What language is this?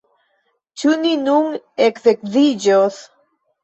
Esperanto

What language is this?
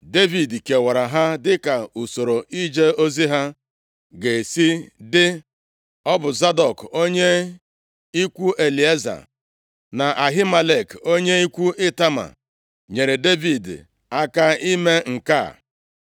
Igbo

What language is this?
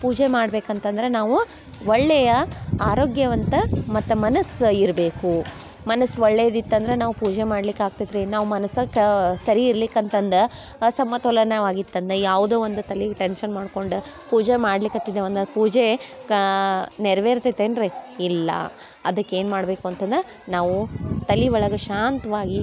Kannada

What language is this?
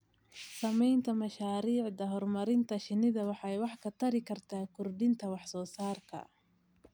Somali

